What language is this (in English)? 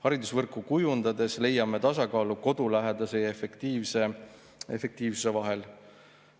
Estonian